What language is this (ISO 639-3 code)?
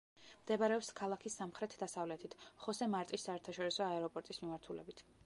kat